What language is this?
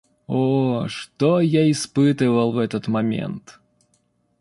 Russian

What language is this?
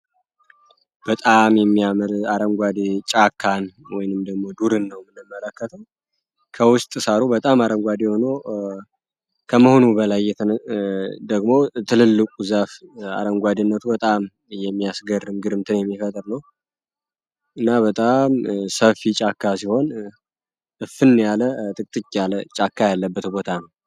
Amharic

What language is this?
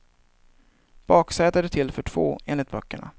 Swedish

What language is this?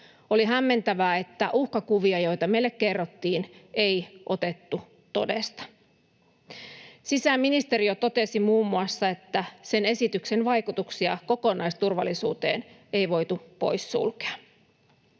Finnish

